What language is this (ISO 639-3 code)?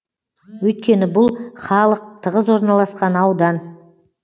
kaz